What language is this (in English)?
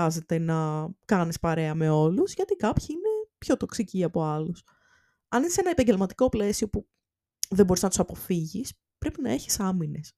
Greek